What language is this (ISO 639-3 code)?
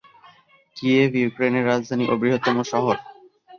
ben